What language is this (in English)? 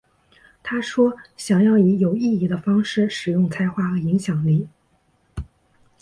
Chinese